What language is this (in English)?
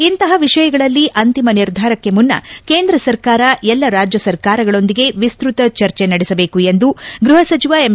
Kannada